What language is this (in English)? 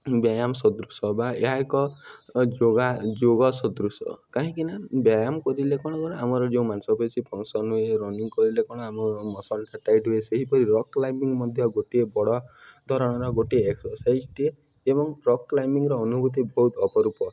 Odia